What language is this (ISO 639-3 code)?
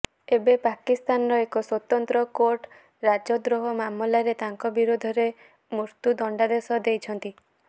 ori